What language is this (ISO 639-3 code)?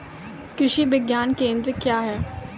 mai